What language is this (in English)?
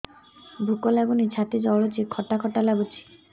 Odia